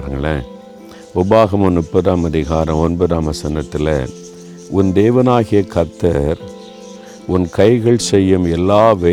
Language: Tamil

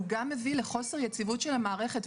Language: Hebrew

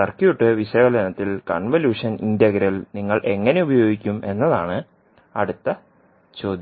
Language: Malayalam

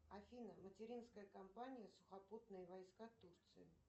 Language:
Russian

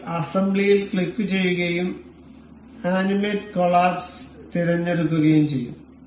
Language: Malayalam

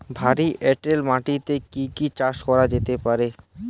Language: Bangla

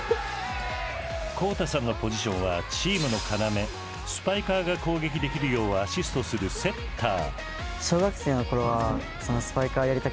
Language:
Japanese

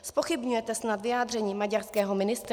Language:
Czech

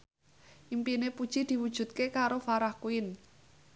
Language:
Javanese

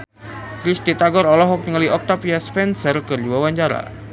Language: Sundanese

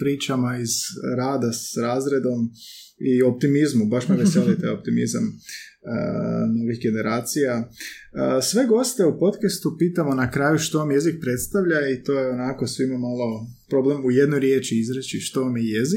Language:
Croatian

